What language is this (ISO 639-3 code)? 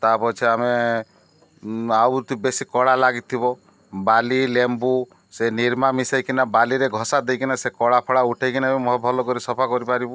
ori